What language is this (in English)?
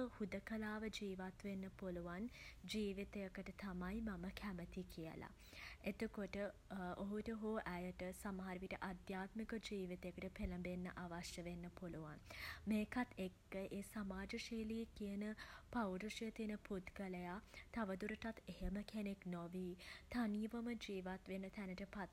Sinhala